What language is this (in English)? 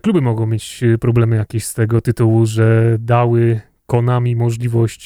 Polish